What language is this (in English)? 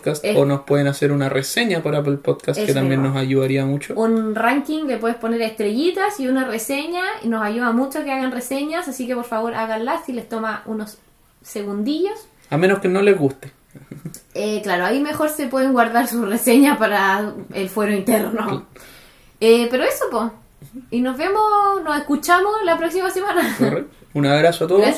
Spanish